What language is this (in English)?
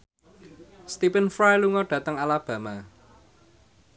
Javanese